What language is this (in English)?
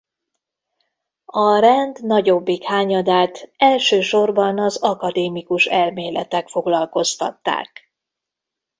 Hungarian